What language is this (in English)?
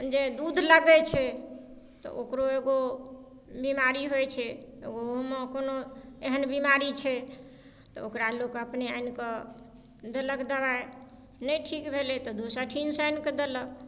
Maithili